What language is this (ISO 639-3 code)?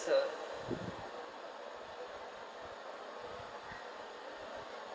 eng